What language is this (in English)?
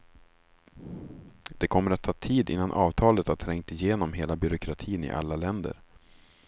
Swedish